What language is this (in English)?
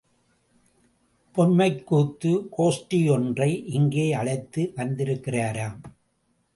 Tamil